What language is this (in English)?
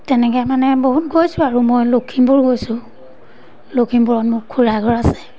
Assamese